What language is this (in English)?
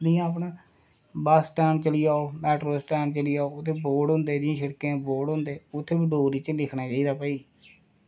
Dogri